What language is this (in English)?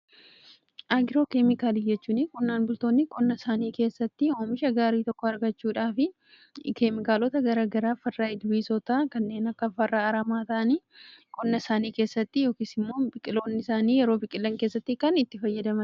Oromo